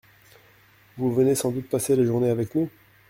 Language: French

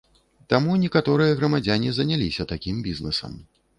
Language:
Belarusian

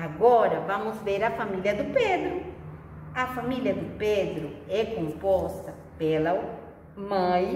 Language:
Portuguese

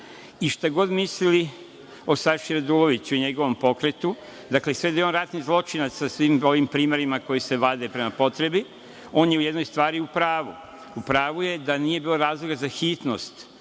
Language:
Serbian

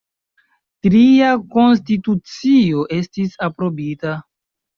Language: Esperanto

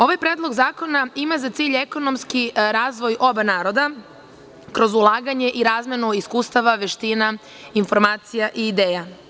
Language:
Serbian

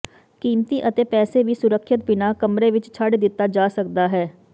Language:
Punjabi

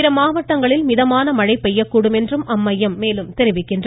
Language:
Tamil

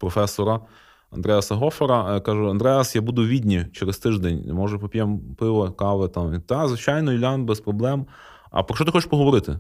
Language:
Ukrainian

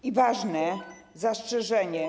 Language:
Polish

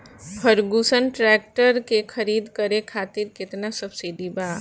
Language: Bhojpuri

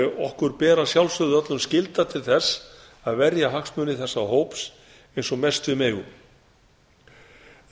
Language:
Icelandic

